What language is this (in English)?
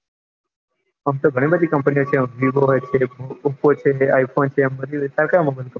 Gujarati